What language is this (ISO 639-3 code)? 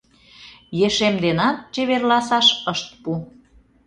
chm